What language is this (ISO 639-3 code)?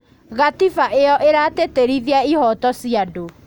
kik